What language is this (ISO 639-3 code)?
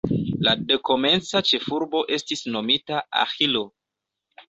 epo